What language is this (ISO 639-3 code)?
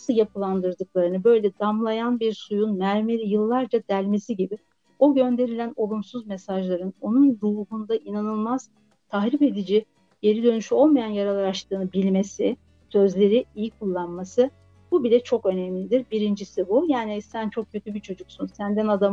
tur